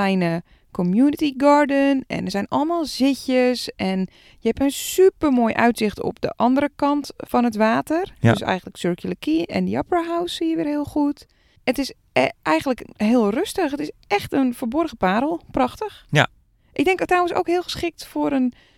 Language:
Dutch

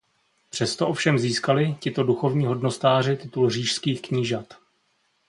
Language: Czech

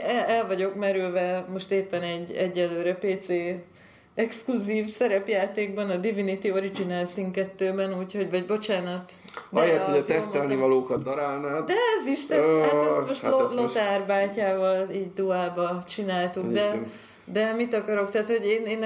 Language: Hungarian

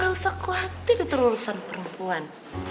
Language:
Indonesian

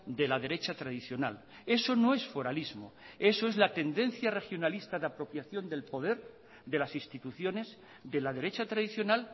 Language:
Spanish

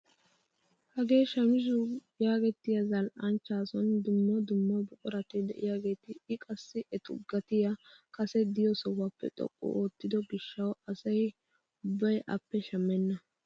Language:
Wolaytta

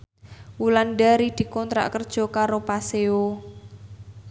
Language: Javanese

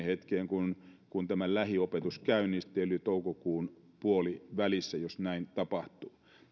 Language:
Finnish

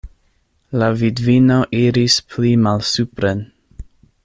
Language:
Esperanto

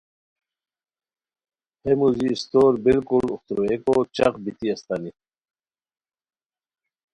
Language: Khowar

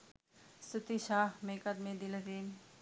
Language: Sinhala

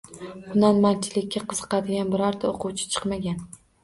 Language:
Uzbek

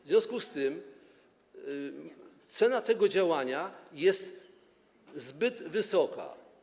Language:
Polish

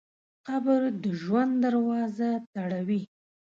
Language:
Pashto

